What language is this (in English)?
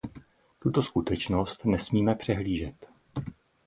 Czech